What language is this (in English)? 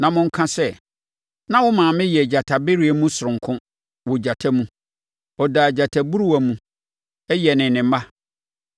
Akan